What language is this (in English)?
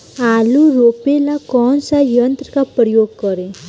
Bhojpuri